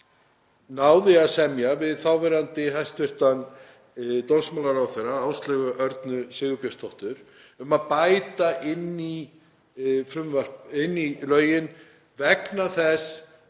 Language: Icelandic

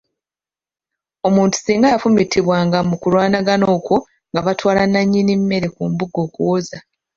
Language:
Ganda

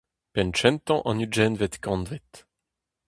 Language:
Breton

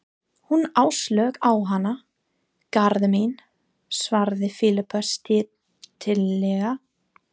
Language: Icelandic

